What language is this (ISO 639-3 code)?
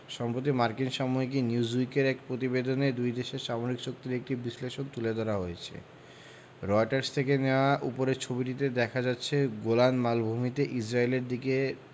ben